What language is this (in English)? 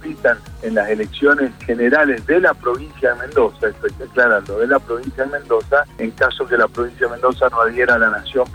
Spanish